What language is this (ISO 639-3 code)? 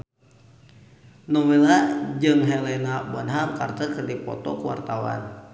sun